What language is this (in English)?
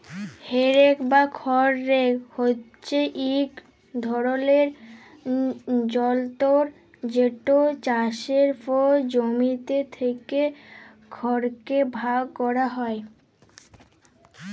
Bangla